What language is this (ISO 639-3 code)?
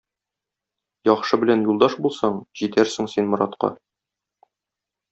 tat